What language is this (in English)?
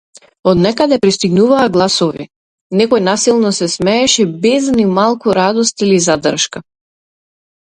Macedonian